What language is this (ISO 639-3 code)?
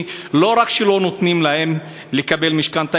heb